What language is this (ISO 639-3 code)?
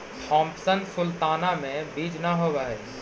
mag